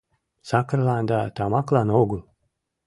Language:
Mari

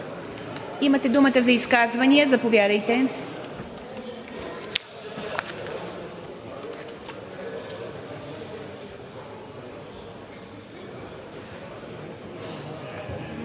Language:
Bulgarian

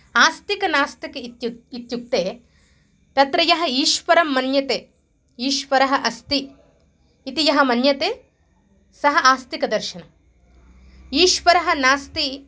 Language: Sanskrit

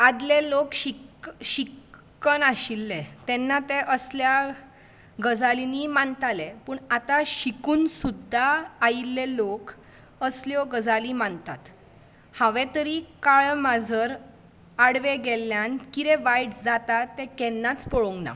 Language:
Konkani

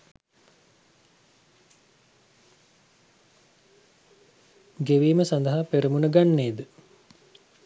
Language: Sinhala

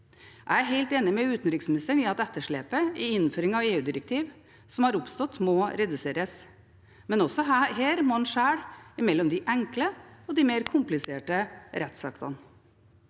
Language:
Norwegian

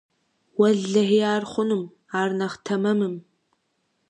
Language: Kabardian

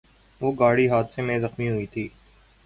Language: Urdu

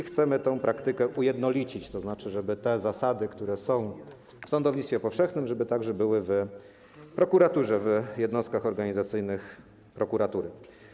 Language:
Polish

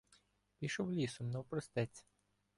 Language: Ukrainian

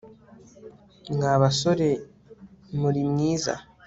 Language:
Kinyarwanda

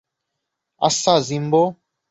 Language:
Bangla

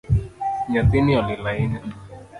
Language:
Luo (Kenya and Tanzania)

